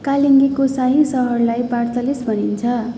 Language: Nepali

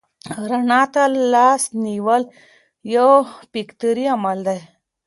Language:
Pashto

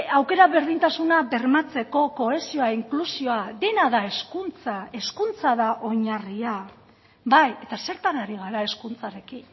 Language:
Basque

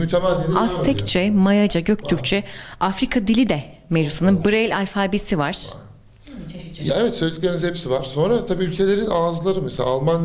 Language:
Turkish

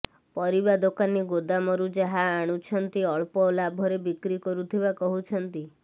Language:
Odia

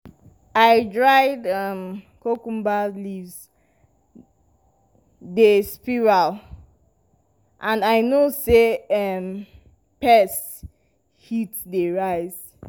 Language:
Nigerian Pidgin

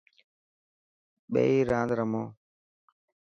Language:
Dhatki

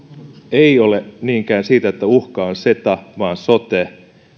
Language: Finnish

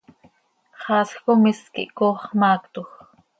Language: Seri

